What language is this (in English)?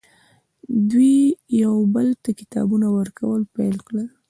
Pashto